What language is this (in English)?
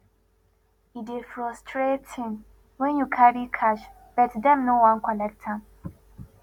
Nigerian Pidgin